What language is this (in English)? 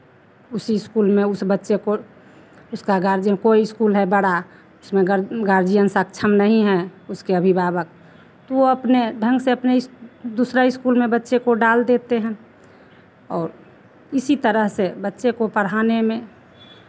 Hindi